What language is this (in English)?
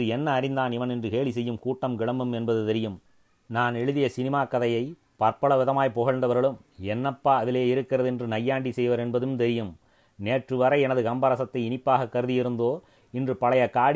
Tamil